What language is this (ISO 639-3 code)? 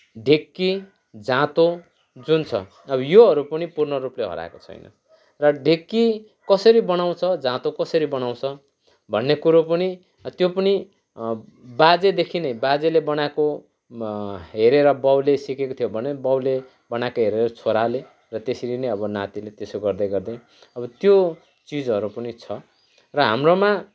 nep